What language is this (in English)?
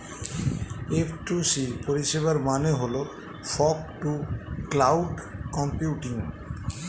Bangla